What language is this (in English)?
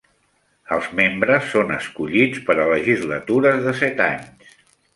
Catalan